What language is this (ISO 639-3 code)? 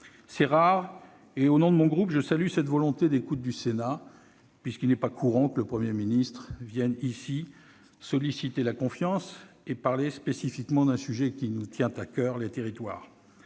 fra